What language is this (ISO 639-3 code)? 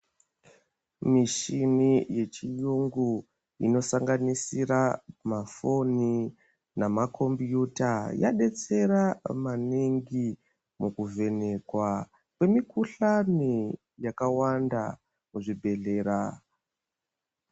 ndc